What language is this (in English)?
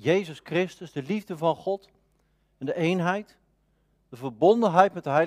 Dutch